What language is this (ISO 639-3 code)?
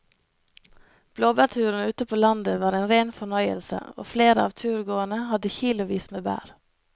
nor